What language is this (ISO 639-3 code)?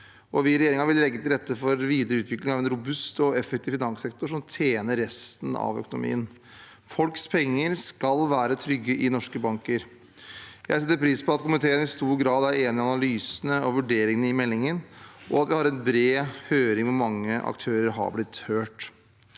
nor